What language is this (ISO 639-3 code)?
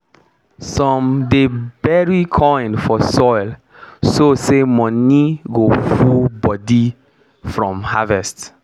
pcm